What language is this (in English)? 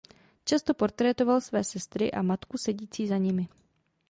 Czech